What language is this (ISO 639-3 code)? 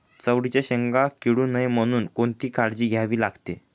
mar